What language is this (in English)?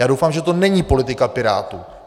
Czech